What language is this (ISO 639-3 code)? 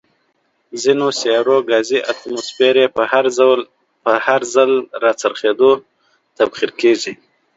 pus